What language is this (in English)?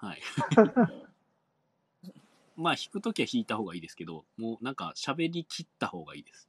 Japanese